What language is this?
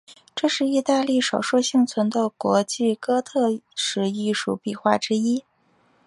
Chinese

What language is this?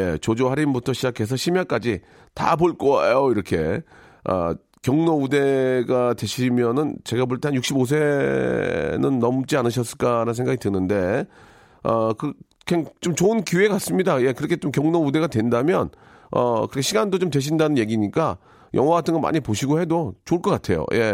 Korean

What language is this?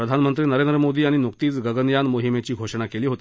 Marathi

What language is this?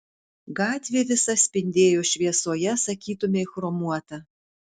Lithuanian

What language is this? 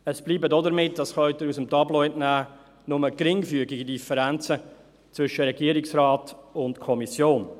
Swiss German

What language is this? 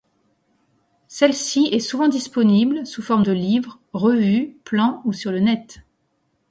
French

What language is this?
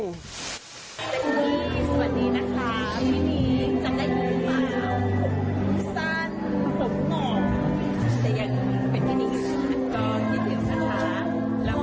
Thai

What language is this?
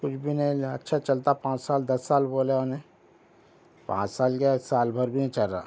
Urdu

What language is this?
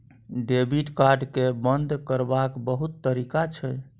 Maithili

